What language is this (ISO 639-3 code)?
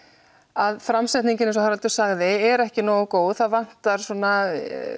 isl